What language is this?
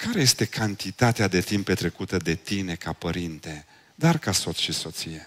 Romanian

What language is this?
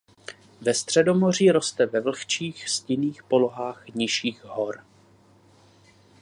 Czech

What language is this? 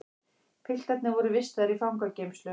Icelandic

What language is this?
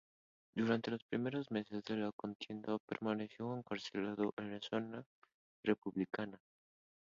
Spanish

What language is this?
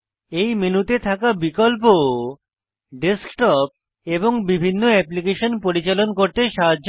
Bangla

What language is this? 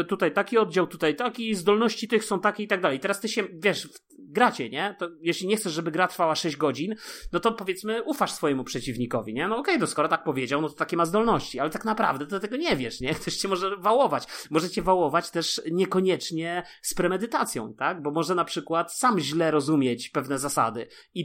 Polish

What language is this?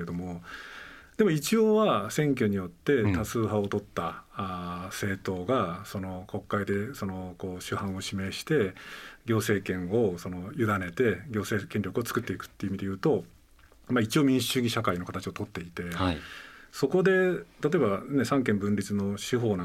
Japanese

